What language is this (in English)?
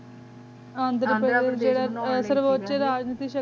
Punjabi